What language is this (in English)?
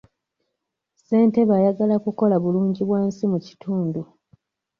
Ganda